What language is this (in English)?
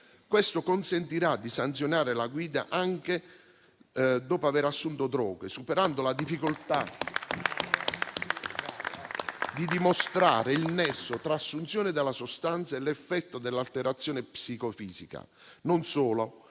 Italian